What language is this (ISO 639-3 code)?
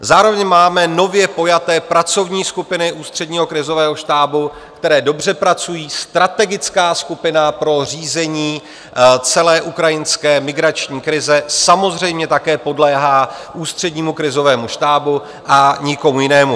ces